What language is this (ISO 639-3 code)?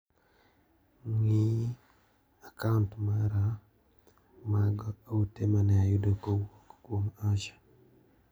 luo